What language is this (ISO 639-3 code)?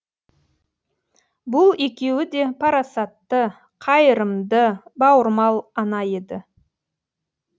kaz